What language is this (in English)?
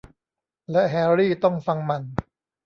Thai